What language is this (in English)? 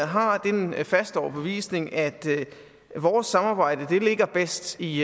Danish